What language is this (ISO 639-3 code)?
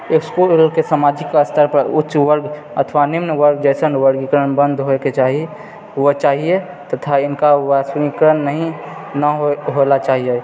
mai